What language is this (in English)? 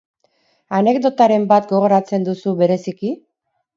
Basque